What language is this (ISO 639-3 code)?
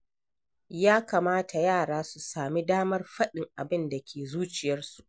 hau